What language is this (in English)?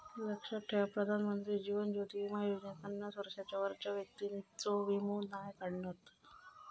Marathi